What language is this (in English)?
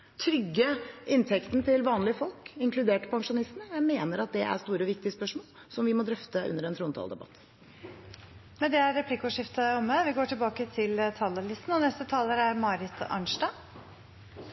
Norwegian